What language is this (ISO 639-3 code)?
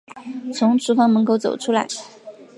zho